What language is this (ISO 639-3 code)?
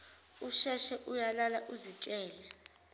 zul